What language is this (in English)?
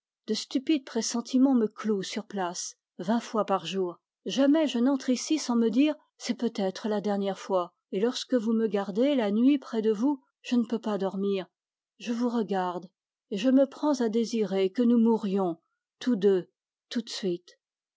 French